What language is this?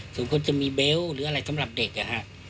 Thai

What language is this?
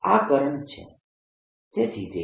Gujarati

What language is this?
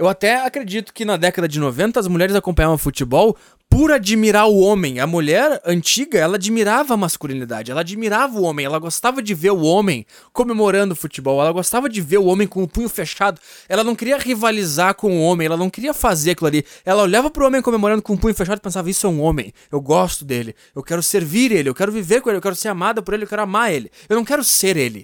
Portuguese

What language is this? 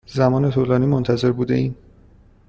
Persian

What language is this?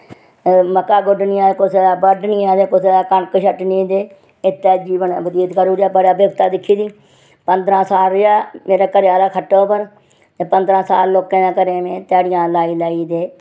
Dogri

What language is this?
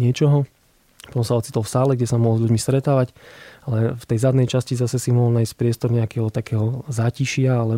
Slovak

